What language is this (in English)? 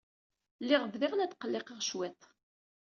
Kabyle